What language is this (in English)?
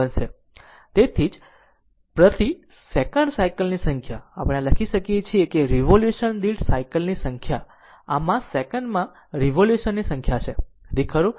Gujarati